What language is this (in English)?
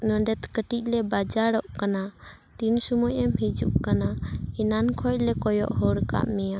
Santali